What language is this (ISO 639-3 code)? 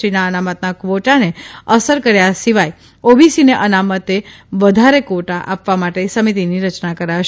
guj